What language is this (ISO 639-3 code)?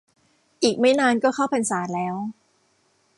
tha